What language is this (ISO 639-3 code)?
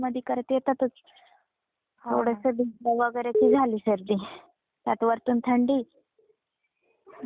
mar